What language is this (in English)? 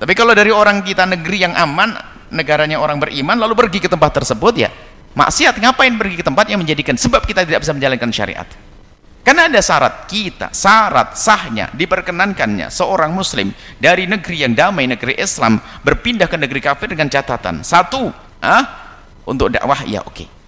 Indonesian